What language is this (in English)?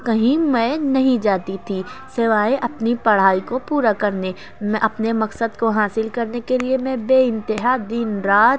Urdu